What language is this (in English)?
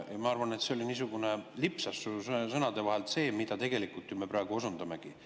Estonian